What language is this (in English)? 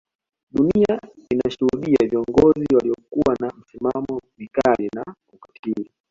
Swahili